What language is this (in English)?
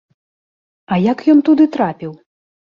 Belarusian